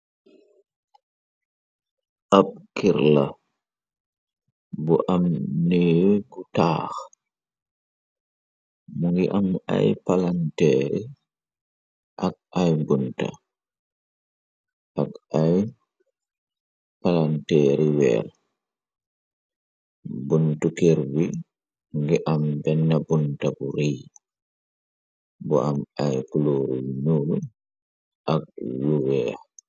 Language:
Wolof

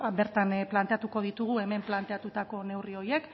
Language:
Basque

